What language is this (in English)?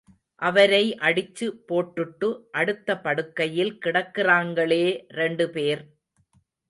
Tamil